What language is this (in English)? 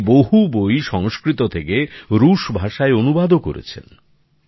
Bangla